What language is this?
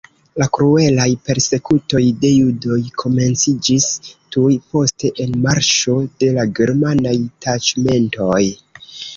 Esperanto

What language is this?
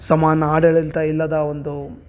Kannada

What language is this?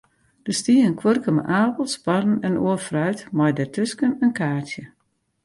Western Frisian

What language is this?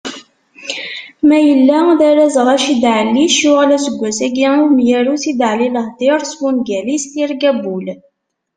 Kabyle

